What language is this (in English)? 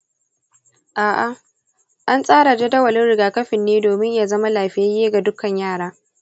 Hausa